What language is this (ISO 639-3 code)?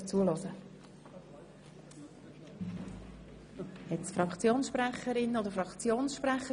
gsw